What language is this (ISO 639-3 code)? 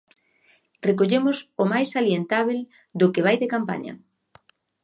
glg